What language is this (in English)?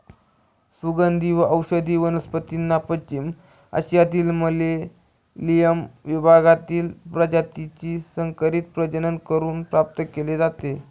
Marathi